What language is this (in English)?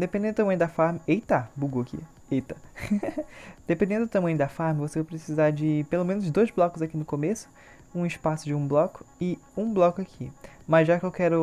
Portuguese